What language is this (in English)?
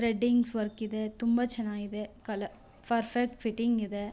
Kannada